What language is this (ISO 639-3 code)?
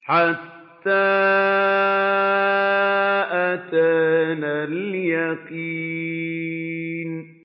ara